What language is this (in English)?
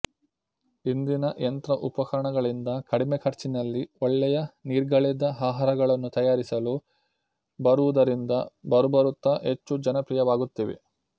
Kannada